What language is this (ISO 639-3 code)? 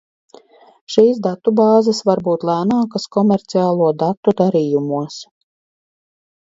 lav